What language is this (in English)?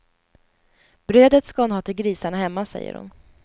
Swedish